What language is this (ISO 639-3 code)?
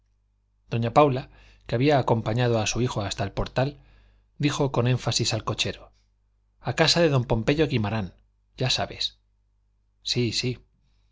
spa